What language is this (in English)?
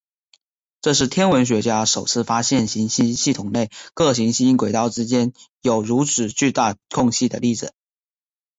Chinese